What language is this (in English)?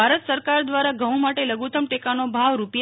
Gujarati